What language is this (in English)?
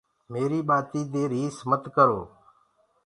Gurgula